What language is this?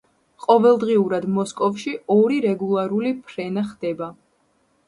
Georgian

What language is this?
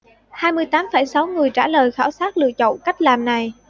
Vietnamese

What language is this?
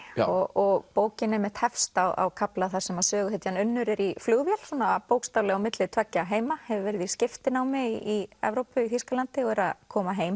Icelandic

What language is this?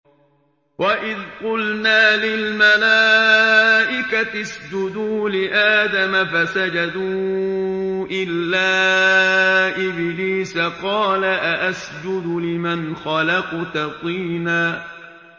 Arabic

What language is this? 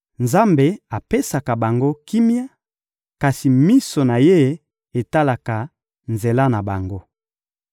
Lingala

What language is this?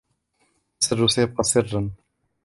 Arabic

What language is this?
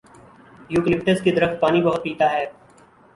Urdu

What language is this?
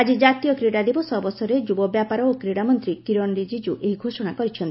Odia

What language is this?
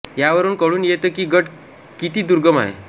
Marathi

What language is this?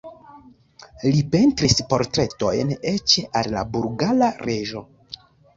Esperanto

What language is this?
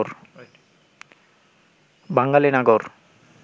Bangla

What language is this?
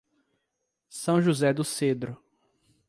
Portuguese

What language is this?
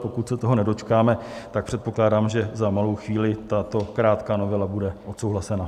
Czech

